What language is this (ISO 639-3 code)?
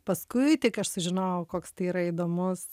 lit